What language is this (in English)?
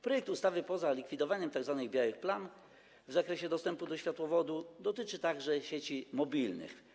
Polish